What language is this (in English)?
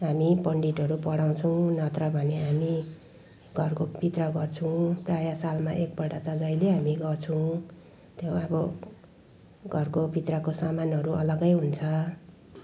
Nepali